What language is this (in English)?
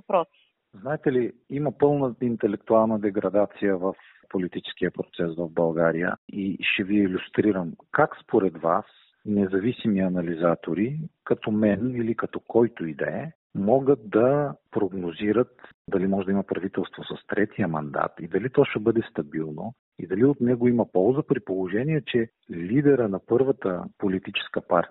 Bulgarian